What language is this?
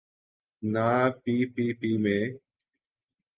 Urdu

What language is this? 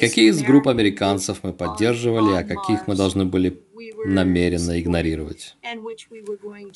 Russian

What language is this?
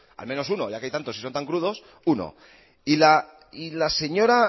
Spanish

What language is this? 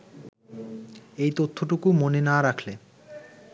Bangla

